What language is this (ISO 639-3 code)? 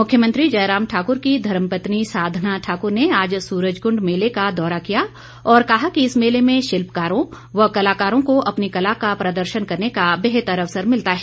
hin